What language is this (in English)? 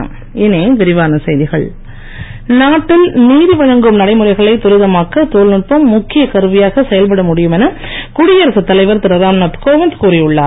Tamil